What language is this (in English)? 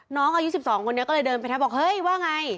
Thai